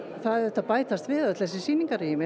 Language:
Icelandic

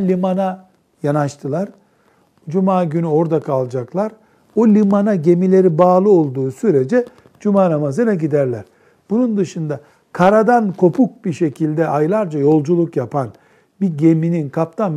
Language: Turkish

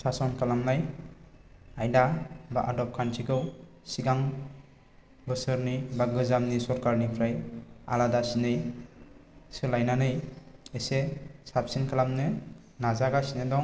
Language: Bodo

